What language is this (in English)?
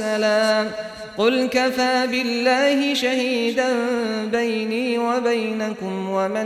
Arabic